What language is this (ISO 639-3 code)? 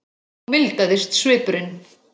isl